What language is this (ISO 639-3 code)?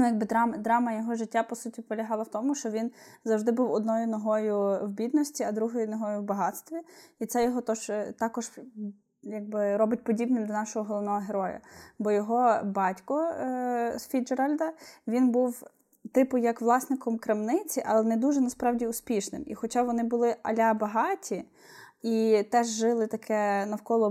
ukr